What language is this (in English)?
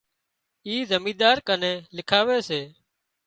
Wadiyara Koli